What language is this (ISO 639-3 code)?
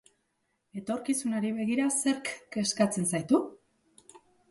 eus